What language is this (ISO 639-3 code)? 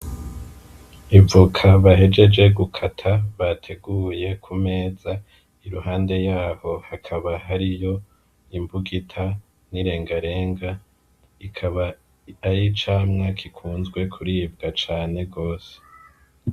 run